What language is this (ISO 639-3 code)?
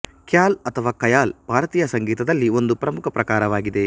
kan